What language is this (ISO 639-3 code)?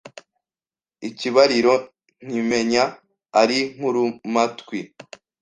kin